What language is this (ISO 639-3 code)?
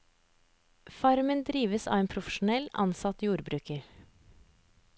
nor